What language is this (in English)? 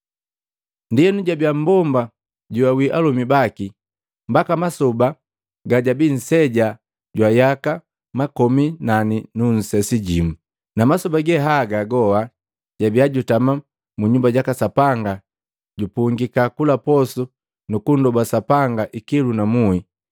Matengo